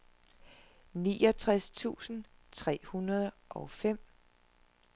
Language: Danish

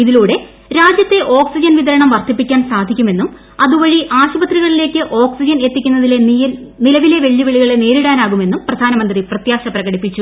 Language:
Malayalam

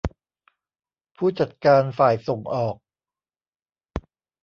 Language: Thai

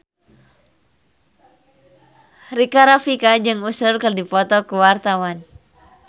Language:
Sundanese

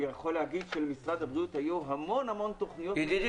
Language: Hebrew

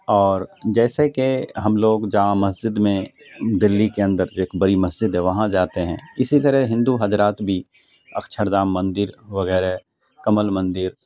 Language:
Urdu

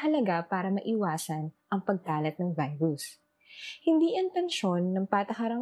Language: Filipino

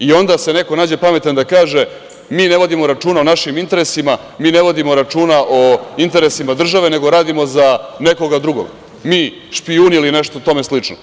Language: Serbian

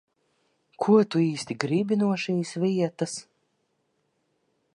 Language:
Latvian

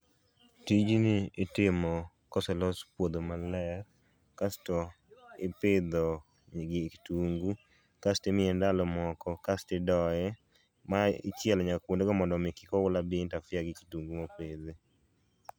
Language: Luo (Kenya and Tanzania)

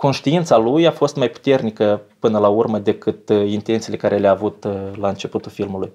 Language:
Romanian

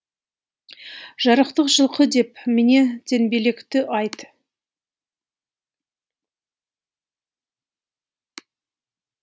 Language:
Kazakh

